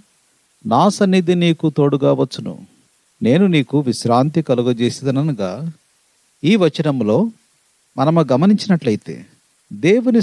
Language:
Telugu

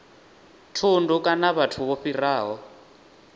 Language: Venda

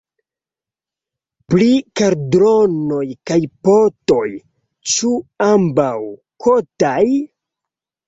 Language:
Esperanto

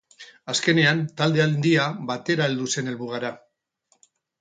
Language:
Basque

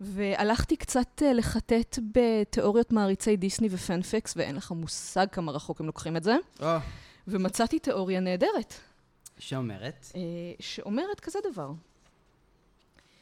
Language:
Hebrew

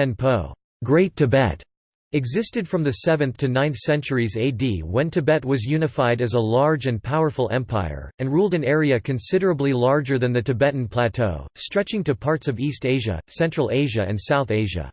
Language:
English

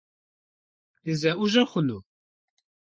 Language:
Kabardian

